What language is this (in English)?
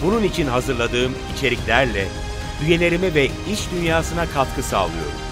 Turkish